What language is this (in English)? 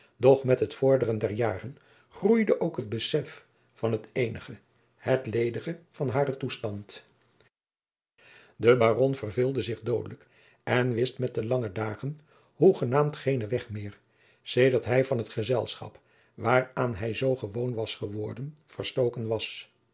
Dutch